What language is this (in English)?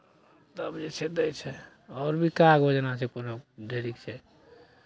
Maithili